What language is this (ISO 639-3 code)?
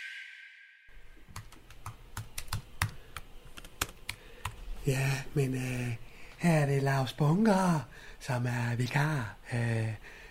dan